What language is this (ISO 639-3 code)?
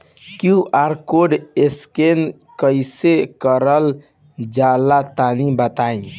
bho